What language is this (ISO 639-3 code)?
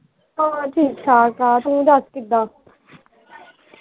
pan